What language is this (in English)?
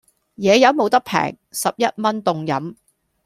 Cantonese